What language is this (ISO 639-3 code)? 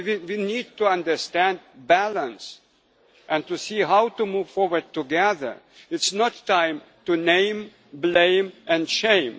eng